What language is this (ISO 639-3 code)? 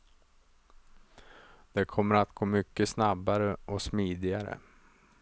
swe